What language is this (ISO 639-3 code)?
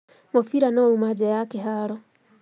kik